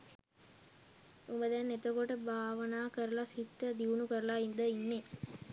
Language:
Sinhala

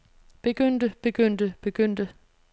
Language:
Danish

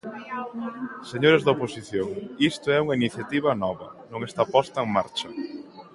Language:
Galician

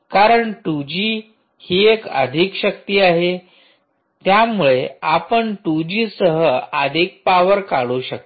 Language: Marathi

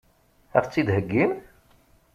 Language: Kabyle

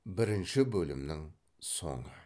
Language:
Kazakh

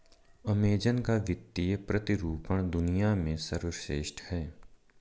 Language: Hindi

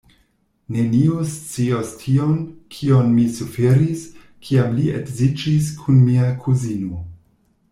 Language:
Esperanto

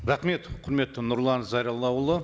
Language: Kazakh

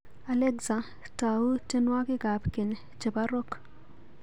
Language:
Kalenjin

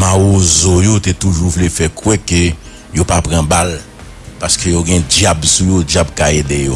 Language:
French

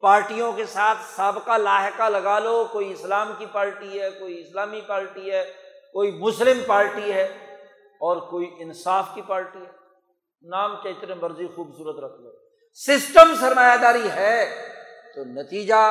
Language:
Urdu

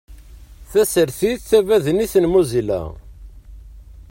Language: Kabyle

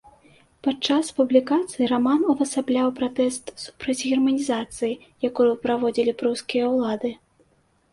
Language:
Belarusian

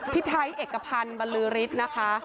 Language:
Thai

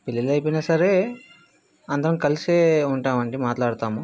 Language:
Telugu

